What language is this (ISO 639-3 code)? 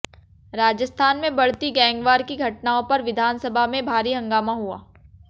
hin